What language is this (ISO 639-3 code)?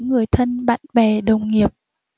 vie